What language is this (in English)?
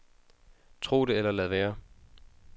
Danish